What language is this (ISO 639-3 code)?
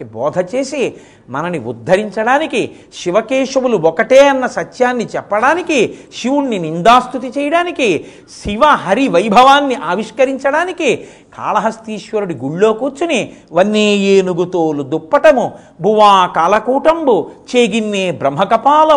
tel